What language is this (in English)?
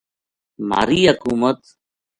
Gujari